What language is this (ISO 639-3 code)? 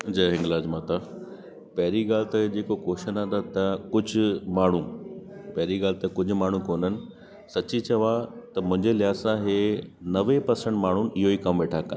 snd